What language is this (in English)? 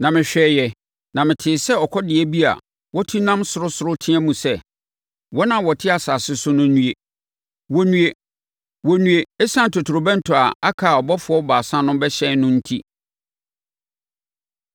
Akan